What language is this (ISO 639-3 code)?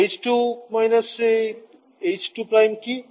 ben